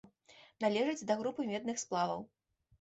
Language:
Belarusian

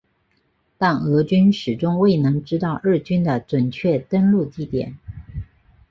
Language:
Chinese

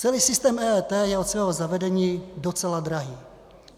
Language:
Czech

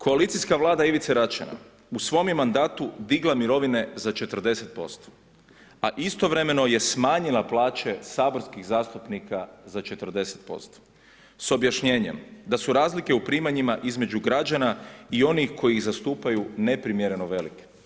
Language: Croatian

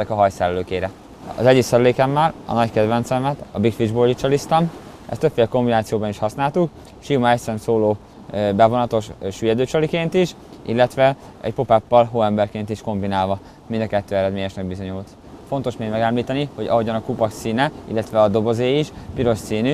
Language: Hungarian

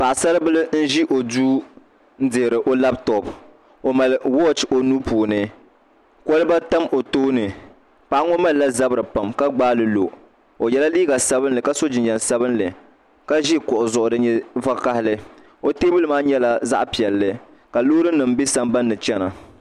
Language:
Dagbani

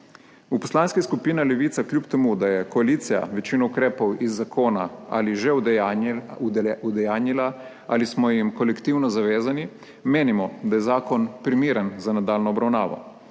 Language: Slovenian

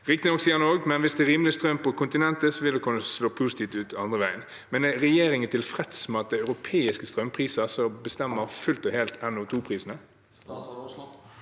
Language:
Norwegian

